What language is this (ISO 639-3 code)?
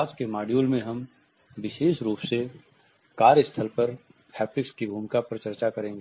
hin